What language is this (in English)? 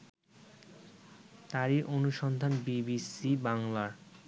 Bangla